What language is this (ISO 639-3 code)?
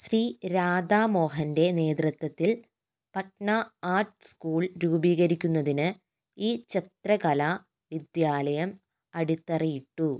mal